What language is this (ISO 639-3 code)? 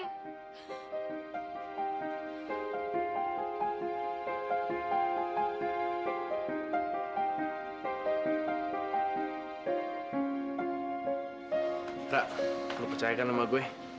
ind